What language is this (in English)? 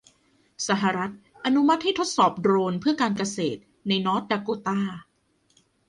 Thai